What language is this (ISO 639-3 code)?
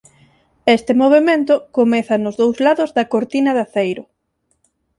glg